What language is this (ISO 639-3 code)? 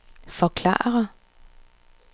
dan